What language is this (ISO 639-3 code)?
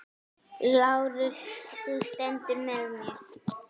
isl